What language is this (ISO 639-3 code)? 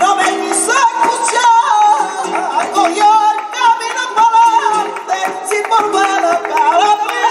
ara